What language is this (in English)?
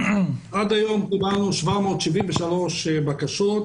Hebrew